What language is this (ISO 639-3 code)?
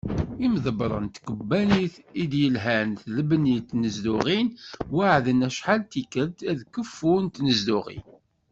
kab